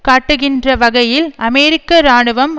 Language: Tamil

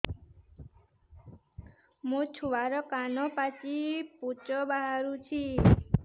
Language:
Odia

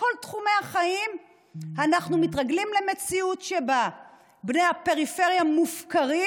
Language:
Hebrew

